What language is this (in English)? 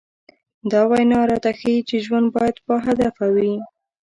Pashto